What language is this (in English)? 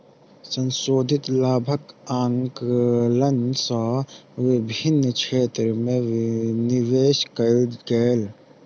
Maithili